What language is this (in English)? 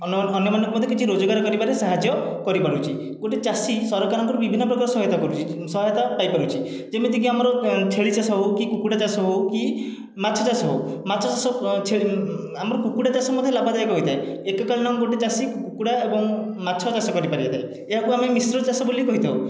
Odia